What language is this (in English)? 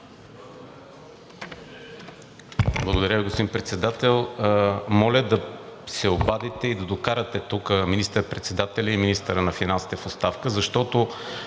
Bulgarian